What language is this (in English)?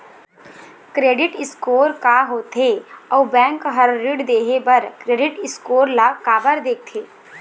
Chhattisgarhi